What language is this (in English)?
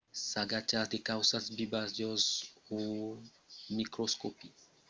Occitan